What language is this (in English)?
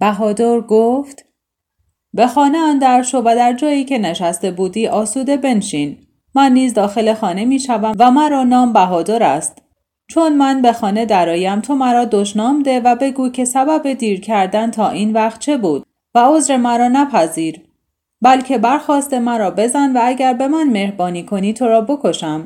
Persian